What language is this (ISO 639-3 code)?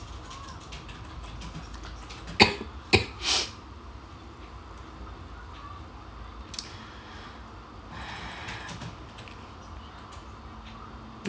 eng